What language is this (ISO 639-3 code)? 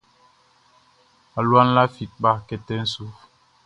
bci